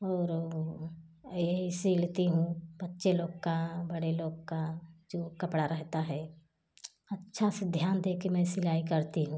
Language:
Hindi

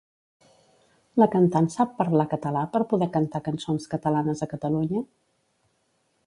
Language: Catalan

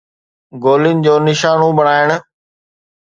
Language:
Sindhi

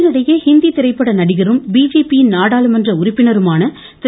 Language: Tamil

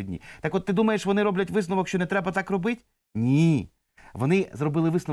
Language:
Ukrainian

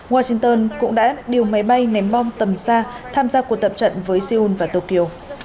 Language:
Vietnamese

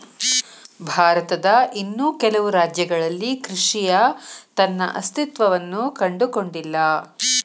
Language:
Kannada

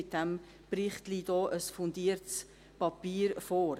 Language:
Swiss German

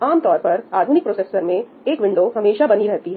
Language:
Hindi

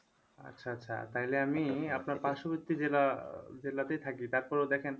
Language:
Bangla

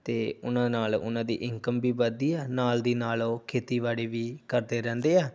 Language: Punjabi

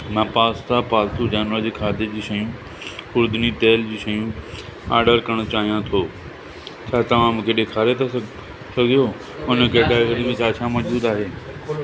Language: Sindhi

